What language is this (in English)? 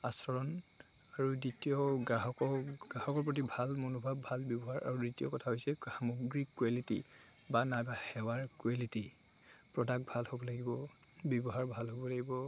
Assamese